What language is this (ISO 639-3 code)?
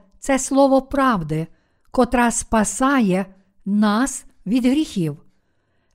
ukr